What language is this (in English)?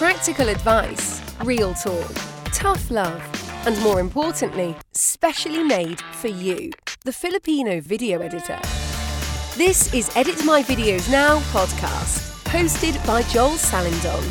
Filipino